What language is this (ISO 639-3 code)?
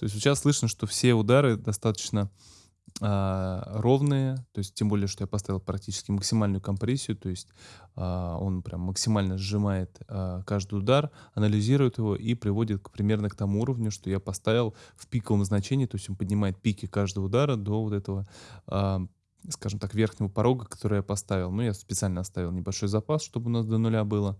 rus